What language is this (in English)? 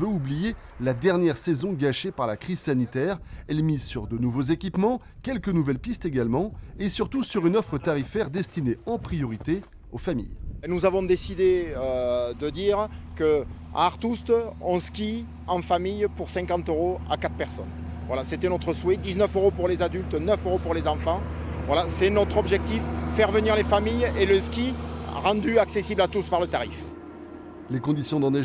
French